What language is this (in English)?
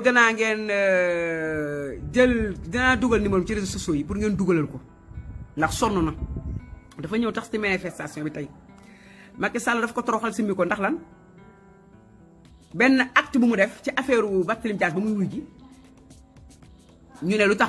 French